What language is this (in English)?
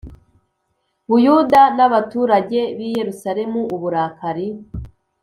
Kinyarwanda